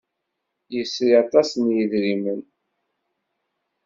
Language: Kabyle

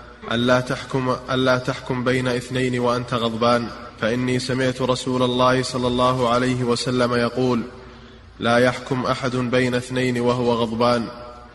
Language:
Arabic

